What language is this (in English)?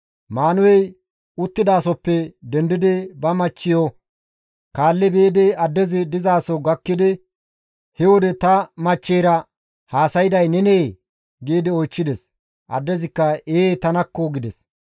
Gamo